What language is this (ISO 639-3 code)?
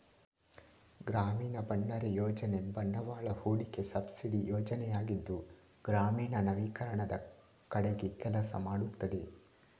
kan